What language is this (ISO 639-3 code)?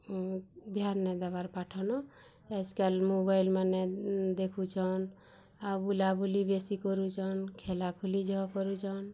ori